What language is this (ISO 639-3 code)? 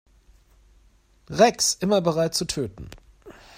deu